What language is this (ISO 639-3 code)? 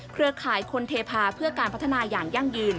tha